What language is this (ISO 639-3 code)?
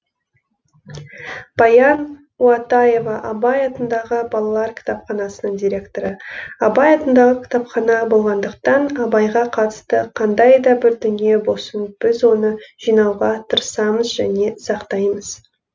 kaz